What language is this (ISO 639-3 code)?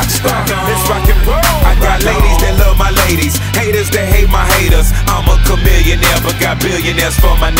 eng